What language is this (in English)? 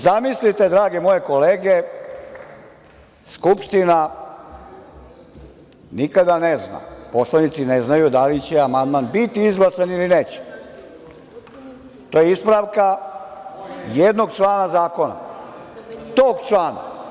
Serbian